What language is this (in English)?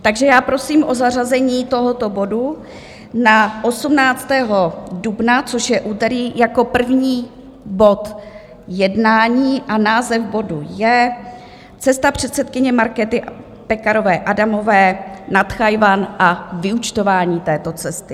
Czech